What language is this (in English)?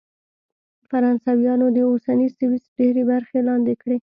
Pashto